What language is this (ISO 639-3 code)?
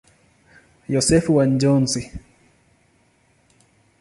swa